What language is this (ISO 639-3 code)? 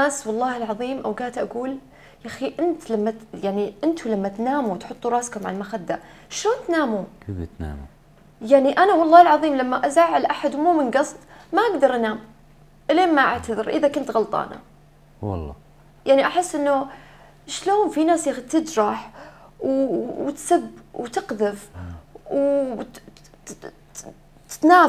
ara